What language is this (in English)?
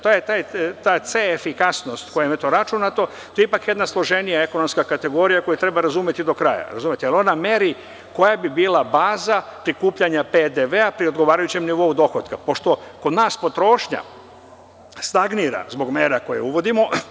Serbian